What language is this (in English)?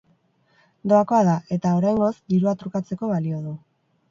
Basque